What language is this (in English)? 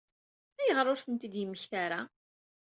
Kabyle